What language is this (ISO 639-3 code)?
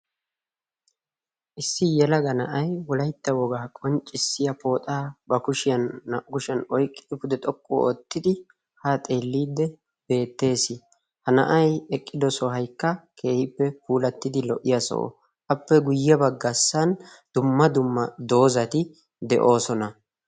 wal